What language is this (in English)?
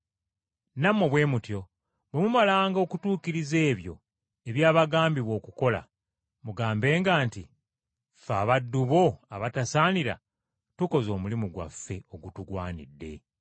Ganda